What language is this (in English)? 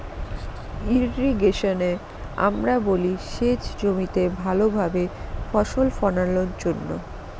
Bangla